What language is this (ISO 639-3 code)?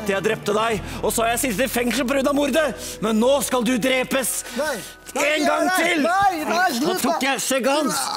nor